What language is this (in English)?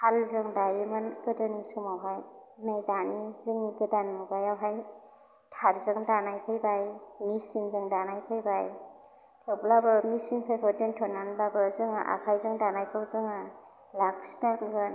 Bodo